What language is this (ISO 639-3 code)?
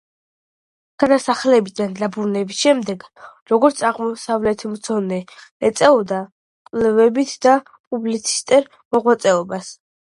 kat